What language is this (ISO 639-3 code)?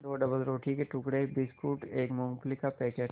hin